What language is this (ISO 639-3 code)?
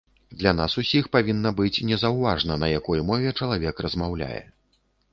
bel